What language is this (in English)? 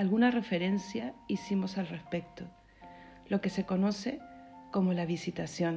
Spanish